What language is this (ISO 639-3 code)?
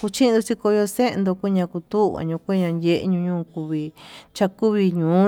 mtu